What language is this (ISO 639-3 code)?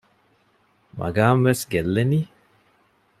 div